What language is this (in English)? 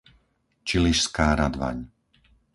Slovak